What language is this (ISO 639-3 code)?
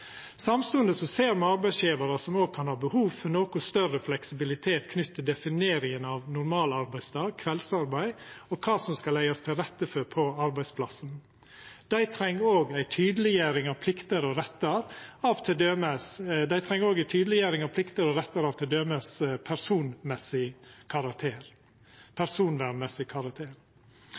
nno